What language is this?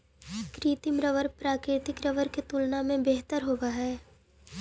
Magahi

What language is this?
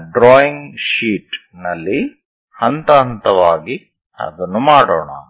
Kannada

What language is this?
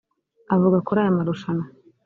Kinyarwanda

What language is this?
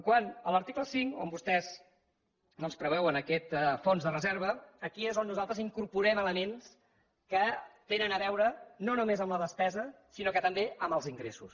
Catalan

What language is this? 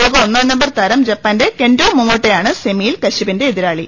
Malayalam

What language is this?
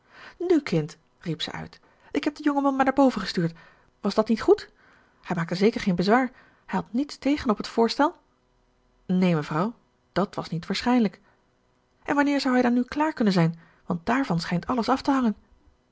Dutch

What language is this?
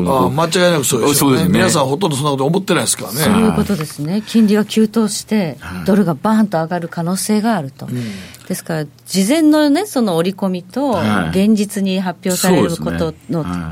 Japanese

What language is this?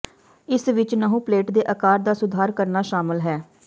Punjabi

